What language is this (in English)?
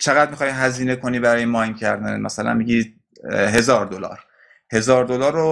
Persian